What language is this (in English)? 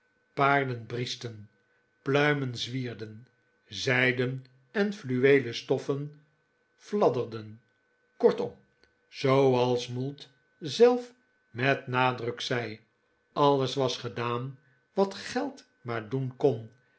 Dutch